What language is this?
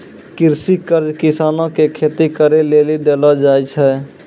Maithili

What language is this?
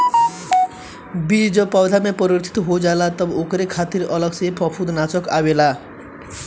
Bhojpuri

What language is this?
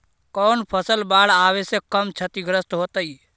Magahi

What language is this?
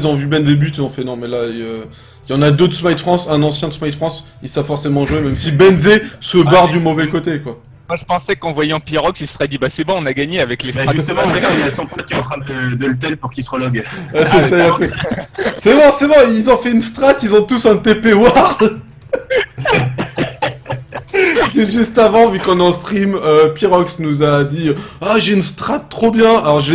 French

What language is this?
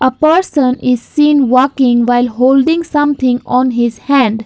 English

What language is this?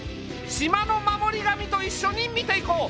Japanese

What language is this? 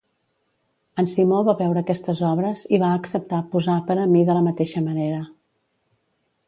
Catalan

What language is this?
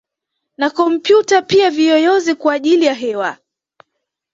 Swahili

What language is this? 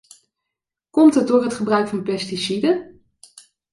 Dutch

